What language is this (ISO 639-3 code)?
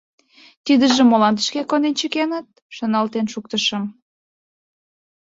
chm